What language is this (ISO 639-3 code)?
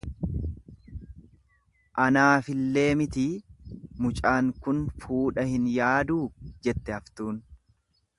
orm